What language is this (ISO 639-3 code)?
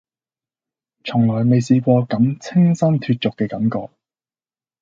yue